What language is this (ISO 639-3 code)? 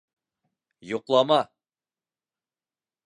bak